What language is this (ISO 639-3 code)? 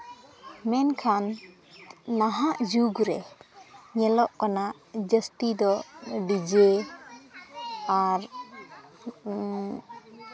sat